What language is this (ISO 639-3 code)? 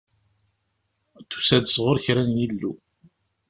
kab